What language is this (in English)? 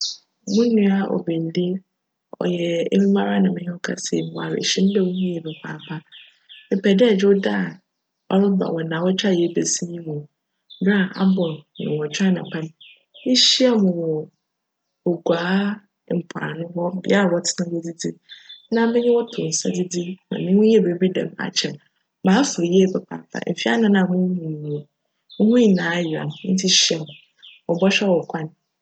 Akan